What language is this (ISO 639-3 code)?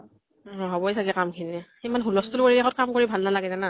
asm